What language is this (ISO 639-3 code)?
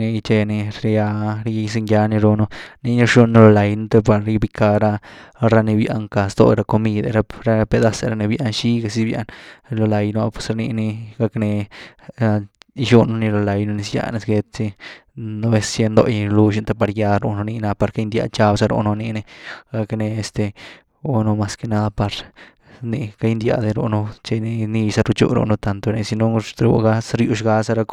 ztu